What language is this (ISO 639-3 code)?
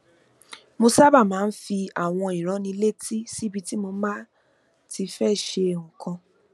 yor